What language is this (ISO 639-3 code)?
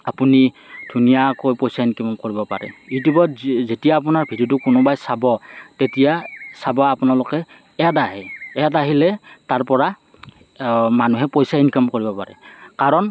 asm